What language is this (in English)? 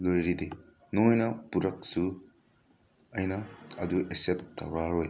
Manipuri